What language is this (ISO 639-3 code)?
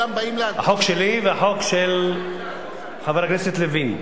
heb